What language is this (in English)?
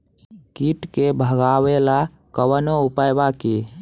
Bhojpuri